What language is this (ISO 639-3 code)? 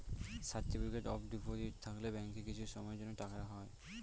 ben